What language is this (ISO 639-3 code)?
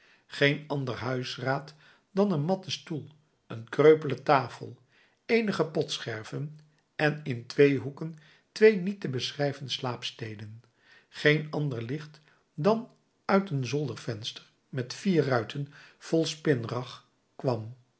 nld